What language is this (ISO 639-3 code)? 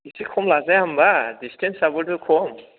brx